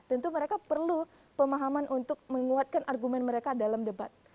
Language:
Indonesian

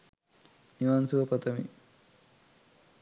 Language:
Sinhala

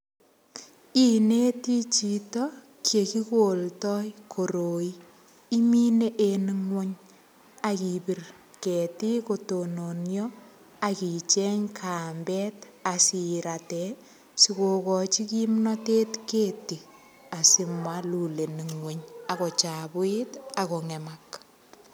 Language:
Kalenjin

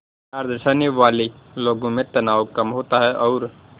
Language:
Hindi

